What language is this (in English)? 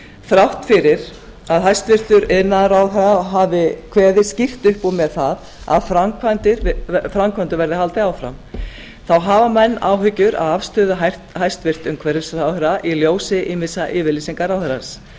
Icelandic